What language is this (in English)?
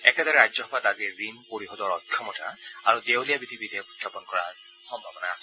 Assamese